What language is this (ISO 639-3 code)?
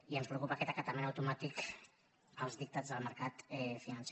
cat